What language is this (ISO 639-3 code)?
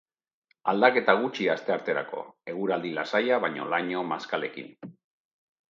eus